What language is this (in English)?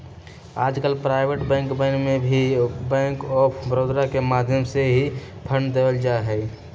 Magahi